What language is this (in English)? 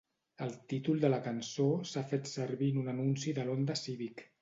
Catalan